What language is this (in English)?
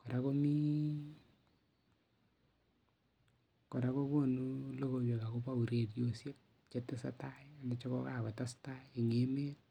Kalenjin